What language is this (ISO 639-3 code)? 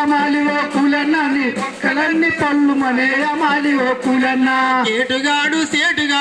ron